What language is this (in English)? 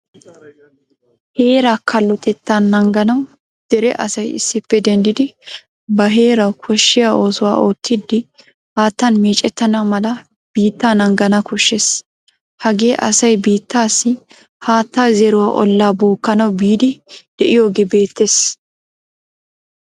Wolaytta